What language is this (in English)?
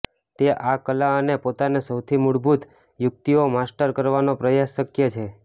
Gujarati